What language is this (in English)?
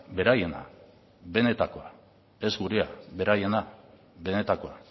Basque